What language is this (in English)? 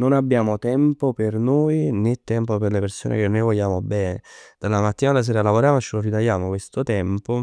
Neapolitan